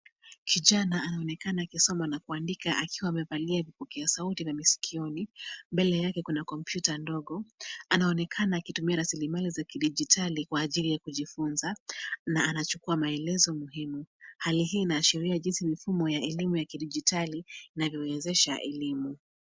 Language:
Swahili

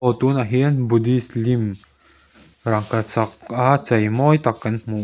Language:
Mizo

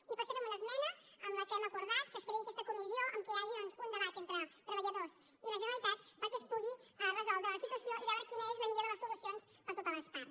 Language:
Catalan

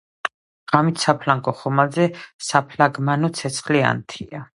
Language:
Georgian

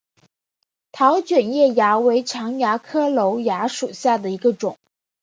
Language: Chinese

